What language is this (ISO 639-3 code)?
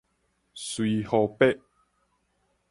nan